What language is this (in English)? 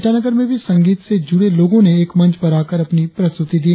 Hindi